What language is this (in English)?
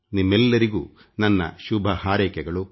Kannada